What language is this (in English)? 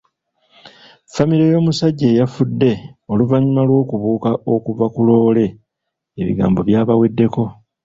Ganda